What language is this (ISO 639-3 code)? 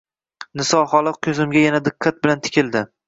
uzb